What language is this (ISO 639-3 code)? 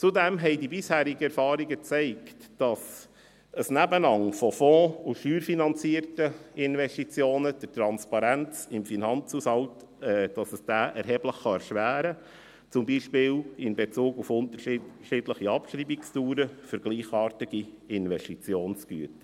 gsw